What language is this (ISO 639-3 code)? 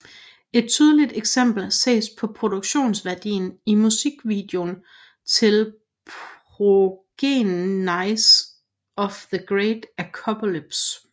dan